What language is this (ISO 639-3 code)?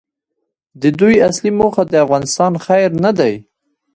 pus